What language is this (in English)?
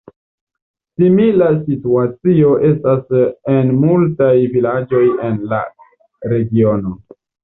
Esperanto